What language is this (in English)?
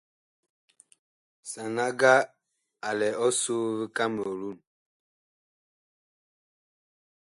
Bakoko